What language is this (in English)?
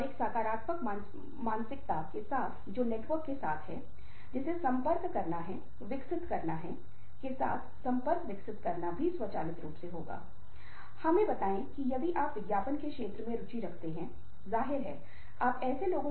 Hindi